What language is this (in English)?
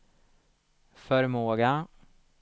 Swedish